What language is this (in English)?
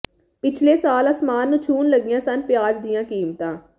Punjabi